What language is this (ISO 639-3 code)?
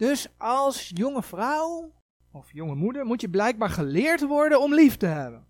nld